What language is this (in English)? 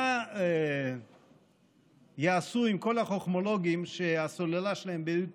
Hebrew